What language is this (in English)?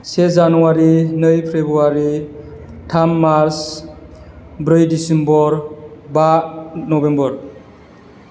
Bodo